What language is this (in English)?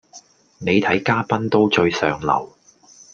Cantonese